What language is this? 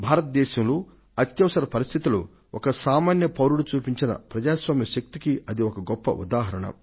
Telugu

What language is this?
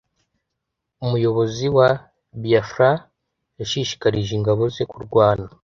Kinyarwanda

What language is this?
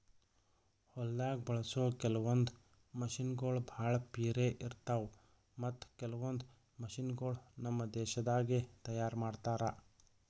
Kannada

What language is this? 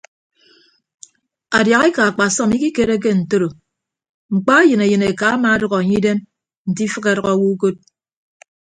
Ibibio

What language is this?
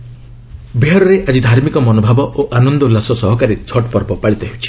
Odia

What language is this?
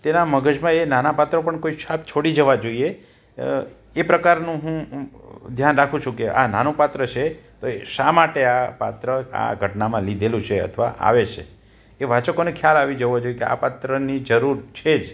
Gujarati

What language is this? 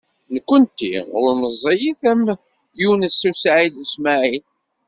Kabyle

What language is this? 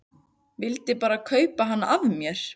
Icelandic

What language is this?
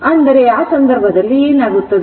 Kannada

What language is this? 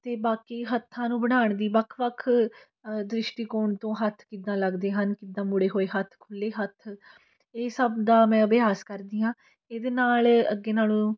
Punjabi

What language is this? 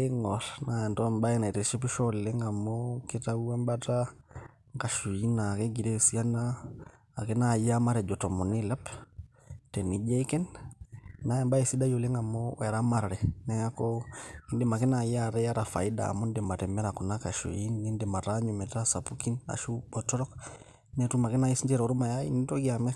Masai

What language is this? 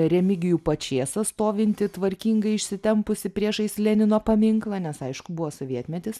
Lithuanian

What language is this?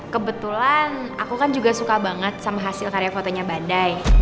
Indonesian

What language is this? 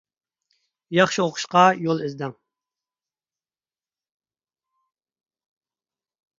Uyghur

